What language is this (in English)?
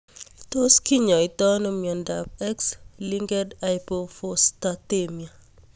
Kalenjin